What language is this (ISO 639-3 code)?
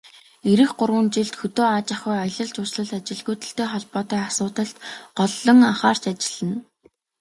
mon